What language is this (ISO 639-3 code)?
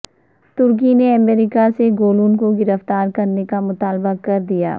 urd